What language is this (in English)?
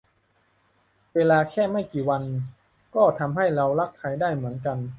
Thai